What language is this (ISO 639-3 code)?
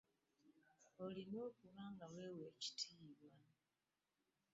lug